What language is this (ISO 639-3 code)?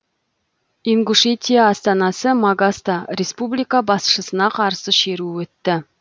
kaz